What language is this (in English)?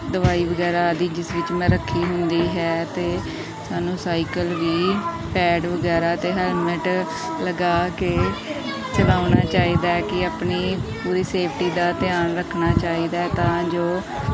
Punjabi